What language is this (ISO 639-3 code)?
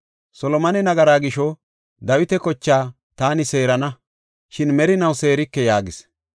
gof